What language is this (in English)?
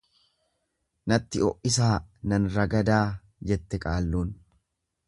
Oromo